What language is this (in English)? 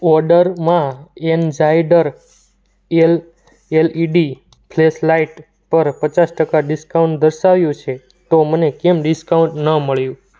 Gujarati